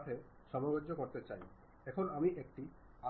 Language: Bangla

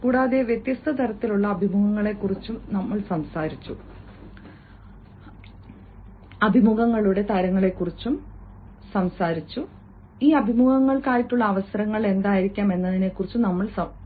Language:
Malayalam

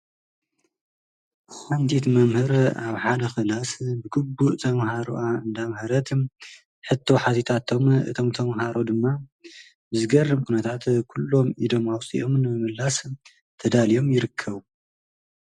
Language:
Tigrinya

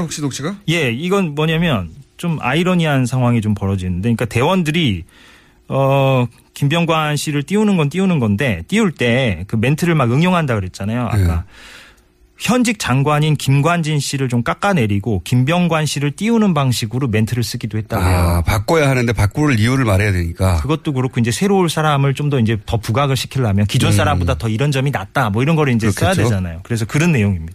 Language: Korean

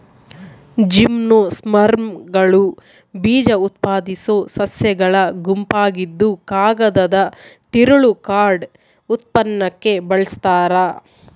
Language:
Kannada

